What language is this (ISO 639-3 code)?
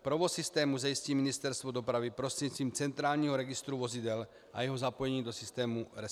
ces